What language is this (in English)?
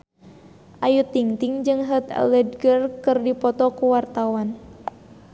Sundanese